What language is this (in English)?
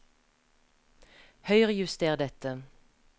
Norwegian